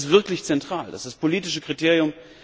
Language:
German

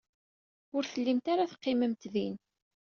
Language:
Kabyle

